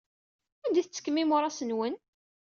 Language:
Kabyle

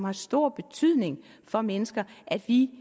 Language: Danish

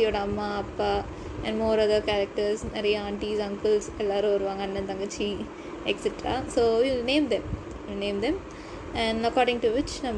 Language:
Tamil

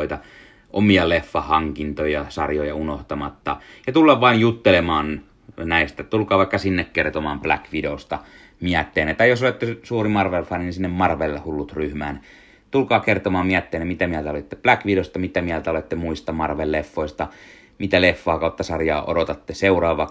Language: Finnish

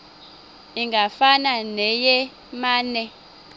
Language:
Xhosa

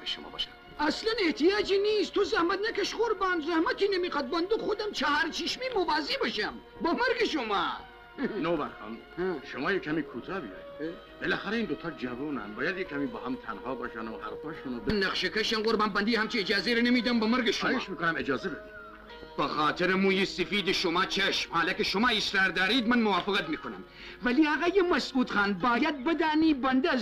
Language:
Persian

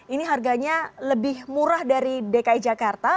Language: Indonesian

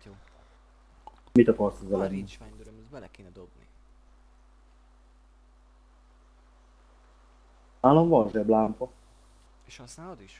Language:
Hungarian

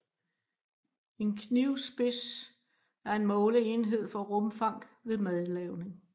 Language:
Danish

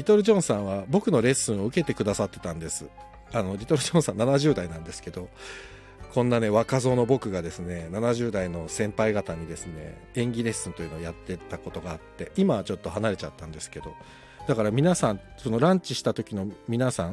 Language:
Japanese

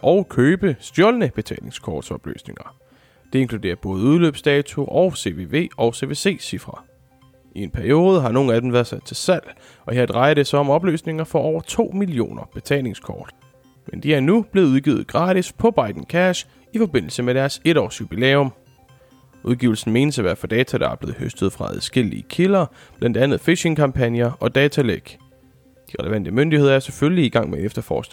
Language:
Danish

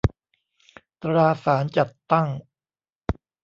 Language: Thai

